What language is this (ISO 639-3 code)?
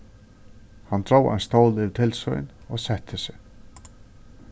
fao